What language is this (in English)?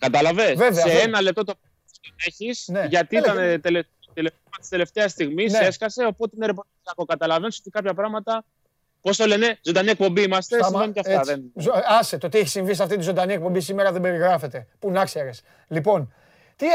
Greek